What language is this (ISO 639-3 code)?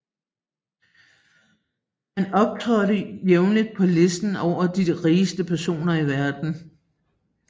dan